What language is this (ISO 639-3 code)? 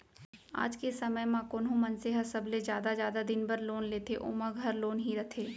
hne